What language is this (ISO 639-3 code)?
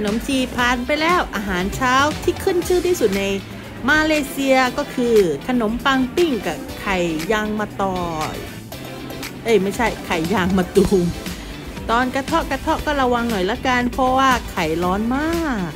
tha